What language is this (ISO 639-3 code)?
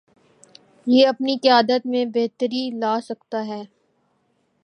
urd